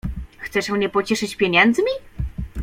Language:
Polish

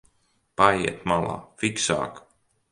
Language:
Latvian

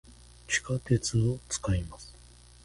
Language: Japanese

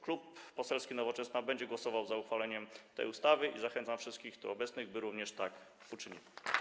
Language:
Polish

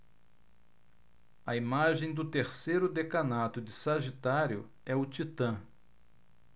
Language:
Portuguese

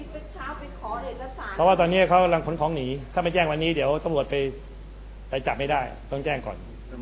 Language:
Thai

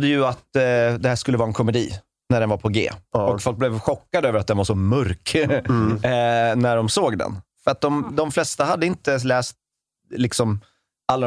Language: Swedish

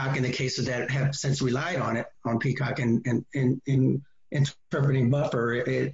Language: English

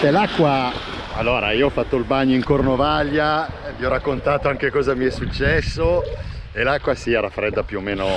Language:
Italian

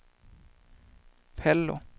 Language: Swedish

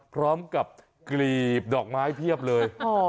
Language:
Thai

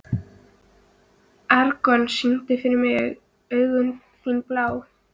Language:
Icelandic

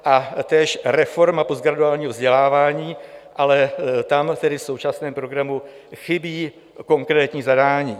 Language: Czech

